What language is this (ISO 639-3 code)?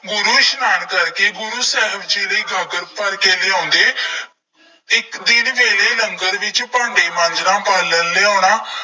pan